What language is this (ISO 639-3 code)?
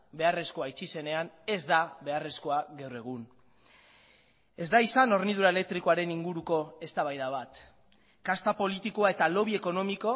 eus